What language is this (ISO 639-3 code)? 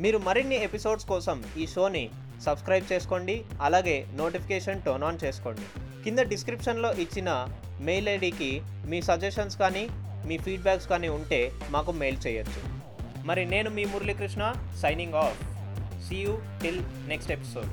tel